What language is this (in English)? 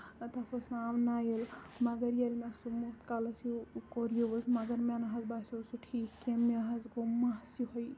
Kashmiri